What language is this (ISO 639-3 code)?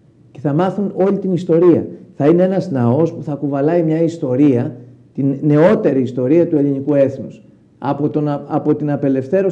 ell